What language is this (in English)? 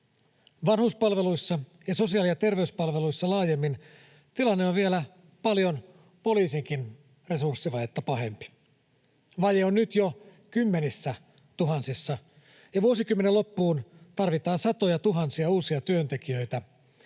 Finnish